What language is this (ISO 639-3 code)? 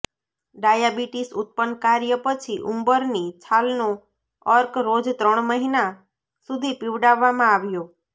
guj